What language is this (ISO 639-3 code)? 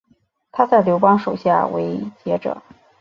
zho